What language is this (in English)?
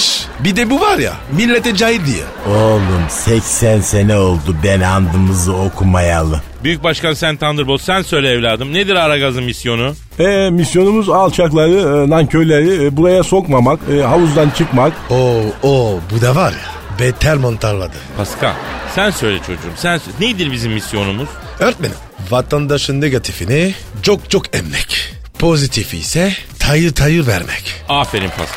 Turkish